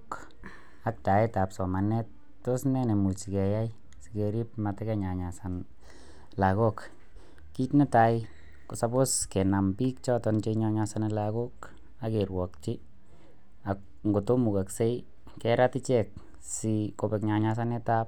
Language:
Kalenjin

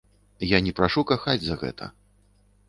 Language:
Belarusian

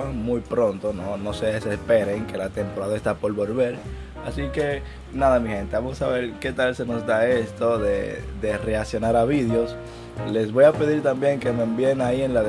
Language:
Spanish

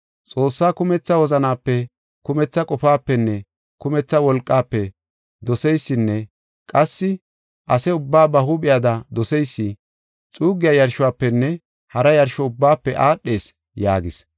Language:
Gofa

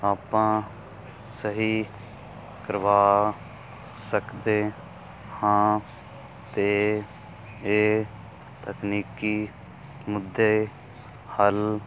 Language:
Punjabi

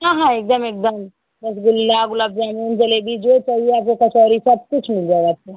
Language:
Hindi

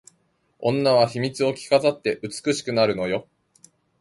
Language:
Japanese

